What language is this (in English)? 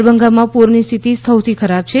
Gujarati